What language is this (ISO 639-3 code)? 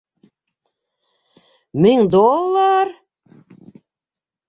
bak